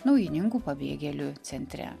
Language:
Lithuanian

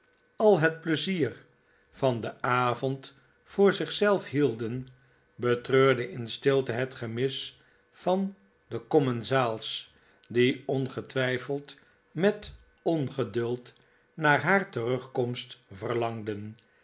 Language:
Dutch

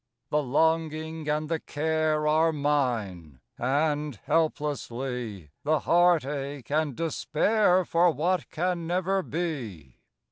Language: English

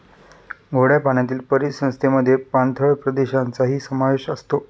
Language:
Marathi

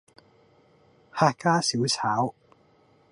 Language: Cantonese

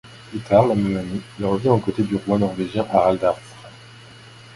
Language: French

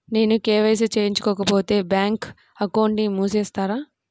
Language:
Telugu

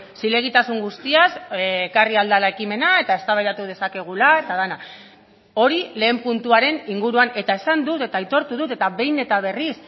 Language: Basque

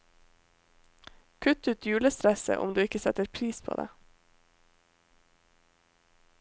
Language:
Norwegian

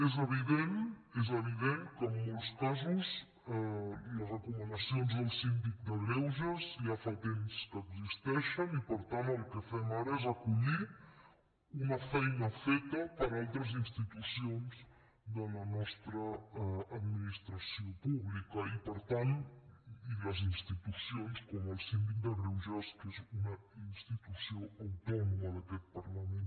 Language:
Catalan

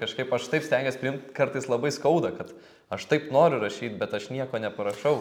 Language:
Lithuanian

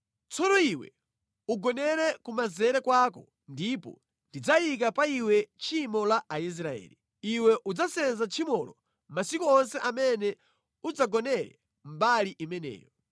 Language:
Nyanja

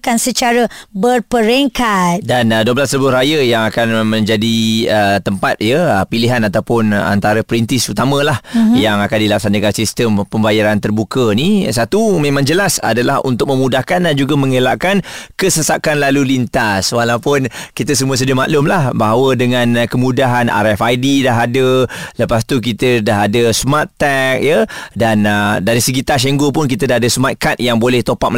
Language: Malay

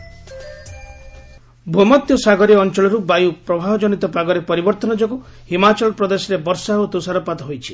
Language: Odia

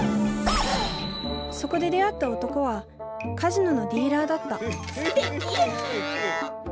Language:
Japanese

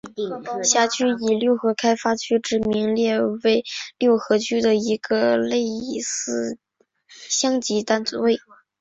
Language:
Chinese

